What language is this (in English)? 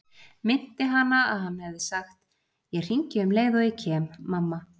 Icelandic